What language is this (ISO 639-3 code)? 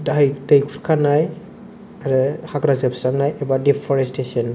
brx